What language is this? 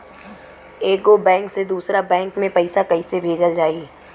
Bhojpuri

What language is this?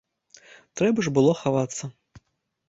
Belarusian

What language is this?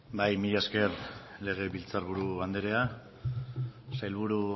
Basque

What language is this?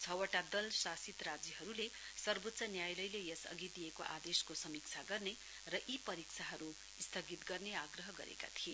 Nepali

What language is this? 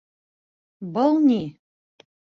Bashkir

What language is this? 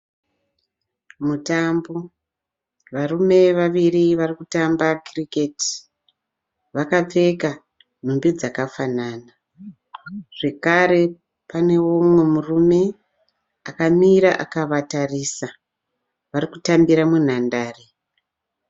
Shona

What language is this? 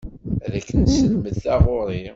Kabyle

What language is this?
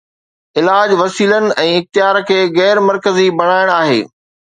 Sindhi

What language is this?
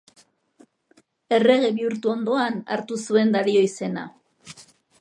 Basque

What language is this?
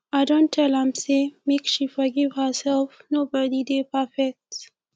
Nigerian Pidgin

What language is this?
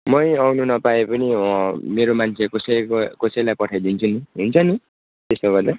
Nepali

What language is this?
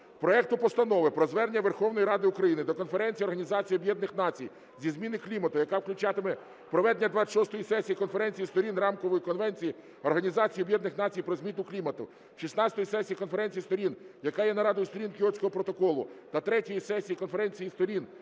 Ukrainian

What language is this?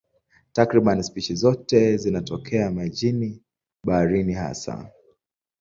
Swahili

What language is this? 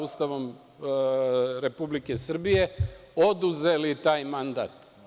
Serbian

